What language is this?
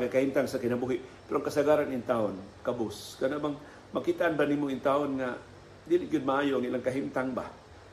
Filipino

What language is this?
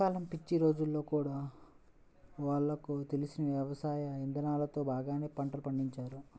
Telugu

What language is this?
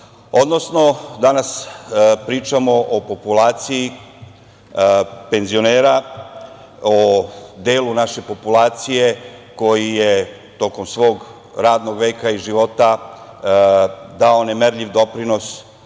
Serbian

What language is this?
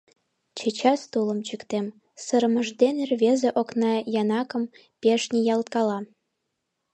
Mari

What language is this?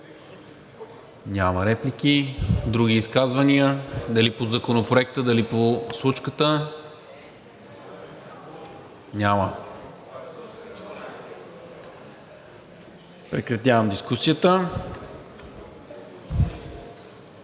Bulgarian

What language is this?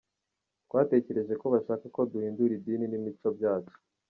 Kinyarwanda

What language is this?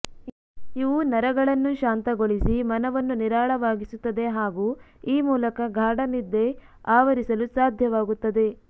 Kannada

